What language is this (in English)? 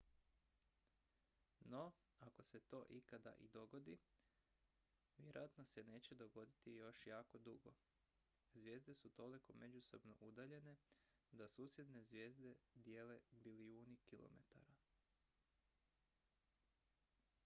Croatian